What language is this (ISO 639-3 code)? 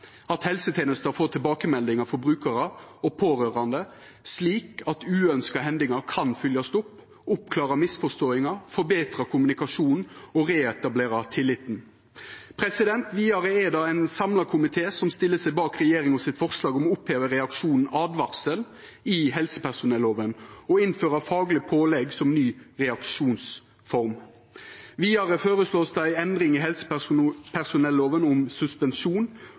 nno